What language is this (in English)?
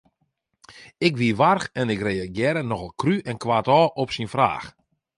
Western Frisian